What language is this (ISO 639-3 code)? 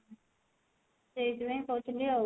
ori